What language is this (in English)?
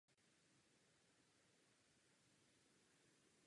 Czech